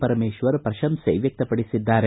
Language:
Kannada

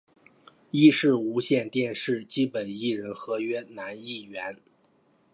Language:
Chinese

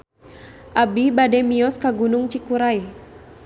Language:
Sundanese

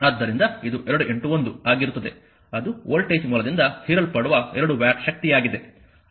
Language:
Kannada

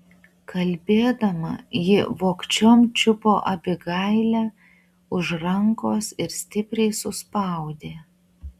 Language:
Lithuanian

